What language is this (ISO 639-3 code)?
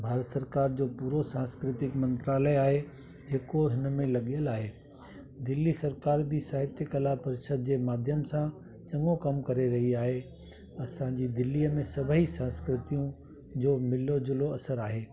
snd